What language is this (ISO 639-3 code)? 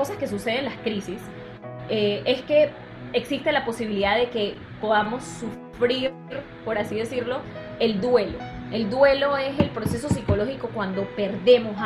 spa